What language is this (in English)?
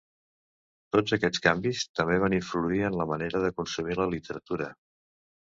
Catalan